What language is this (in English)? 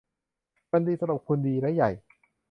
Thai